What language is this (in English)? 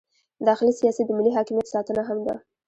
Pashto